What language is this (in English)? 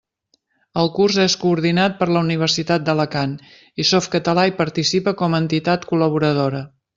Catalan